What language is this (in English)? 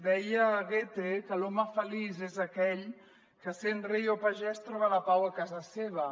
Catalan